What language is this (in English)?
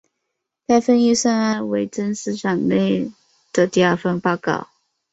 Chinese